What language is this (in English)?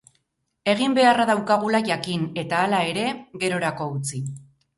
Basque